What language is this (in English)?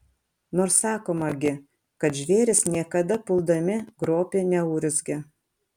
Lithuanian